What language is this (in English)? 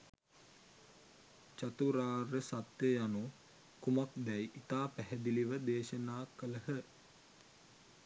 Sinhala